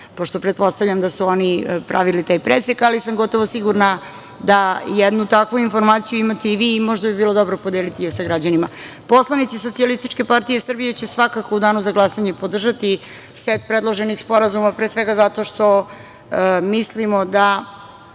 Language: Serbian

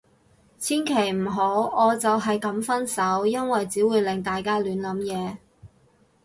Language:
Cantonese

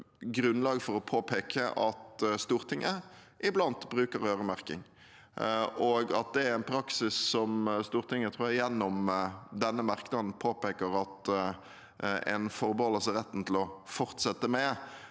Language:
Norwegian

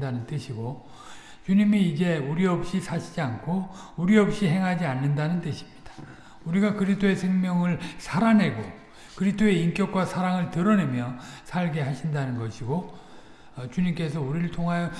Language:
Korean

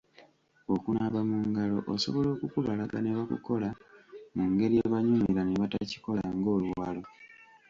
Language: Ganda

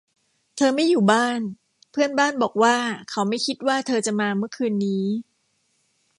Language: Thai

